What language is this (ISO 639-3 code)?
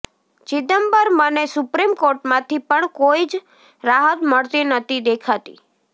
guj